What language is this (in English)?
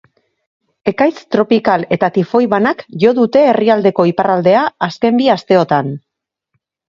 Basque